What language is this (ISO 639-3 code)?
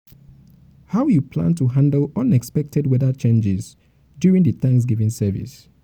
pcm